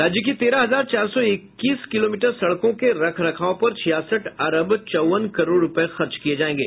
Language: Hindi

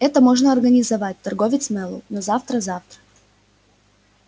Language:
Russian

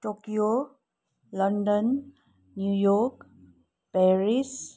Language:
Nepali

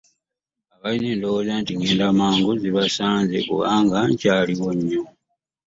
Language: Ganda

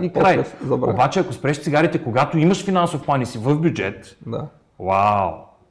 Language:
Bulgarian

